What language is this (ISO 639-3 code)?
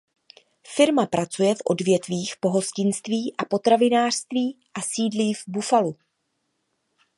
ces